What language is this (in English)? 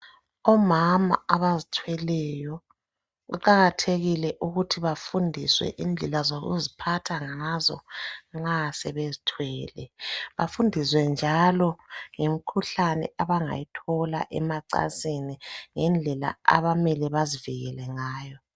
North Ndebele